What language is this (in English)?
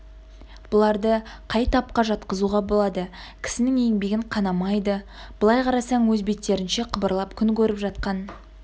Kazakh